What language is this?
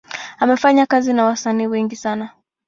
Swahili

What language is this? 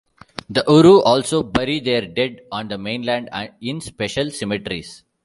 English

